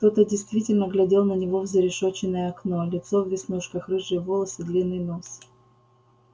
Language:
Russian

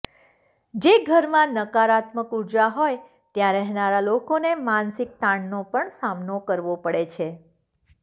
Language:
Gujarati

